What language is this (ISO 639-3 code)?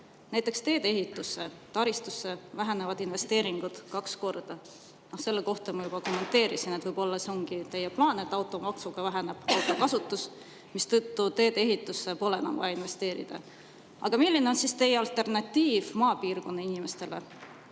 est